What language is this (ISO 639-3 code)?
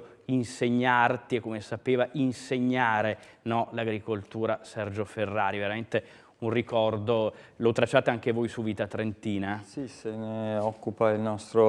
ita